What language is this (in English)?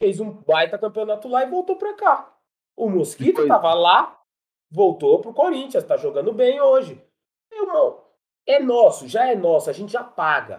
Portuguese